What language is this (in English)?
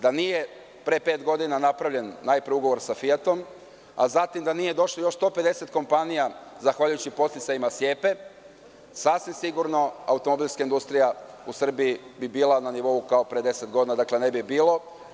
Serbian